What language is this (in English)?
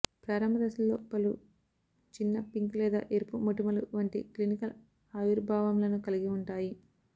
Telugu